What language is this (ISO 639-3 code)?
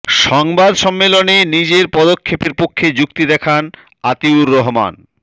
ben